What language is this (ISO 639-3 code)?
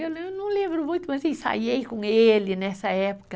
por